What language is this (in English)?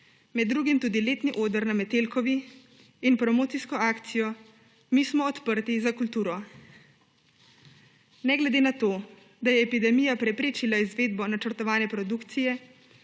Slovenian